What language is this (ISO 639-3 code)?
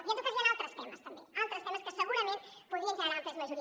cat